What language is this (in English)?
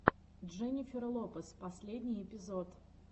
Russian